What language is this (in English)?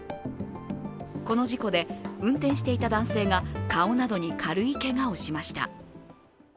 Japanese